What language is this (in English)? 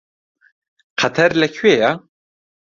Central Kurdish